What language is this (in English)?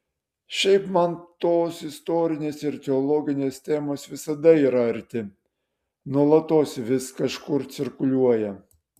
Lithuanian